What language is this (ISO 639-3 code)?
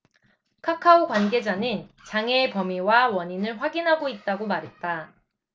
kor